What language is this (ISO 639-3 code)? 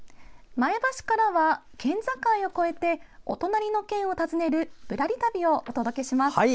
jpn